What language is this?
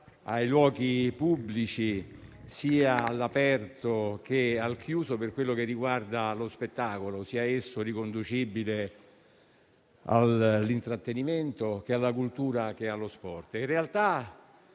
Italian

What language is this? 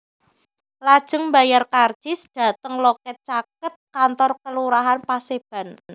Javanese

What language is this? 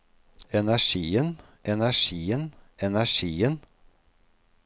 Norwegian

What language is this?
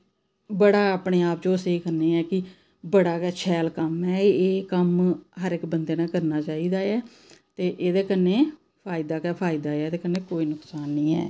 Dogri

